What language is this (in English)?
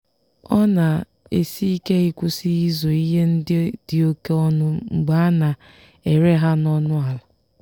Igbo